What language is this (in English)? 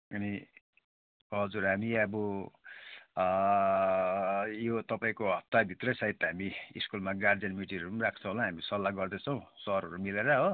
Nepali